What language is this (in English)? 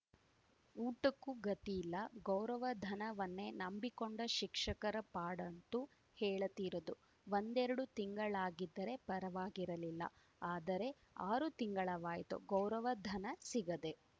Kannada